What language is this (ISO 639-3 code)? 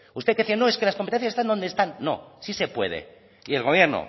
spa